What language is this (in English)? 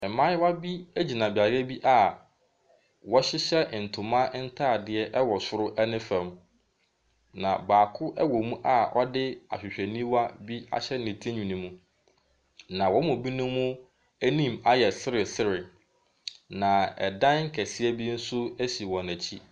Akan